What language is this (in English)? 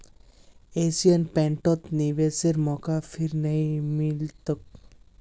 Magahi